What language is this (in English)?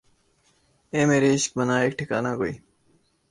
Urdu